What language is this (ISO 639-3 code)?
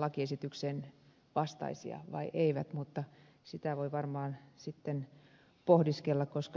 fin